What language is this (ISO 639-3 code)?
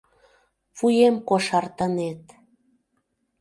chm